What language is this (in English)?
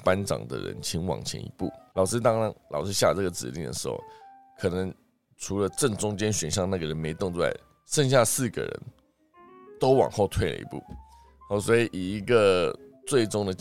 Chinese